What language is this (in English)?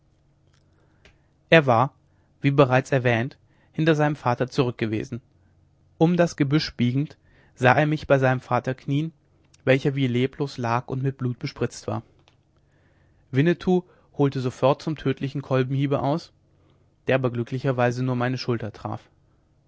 German